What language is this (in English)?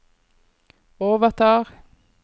Norwegian